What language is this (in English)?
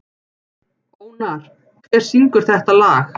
Icelandic